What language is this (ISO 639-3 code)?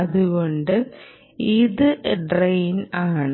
mal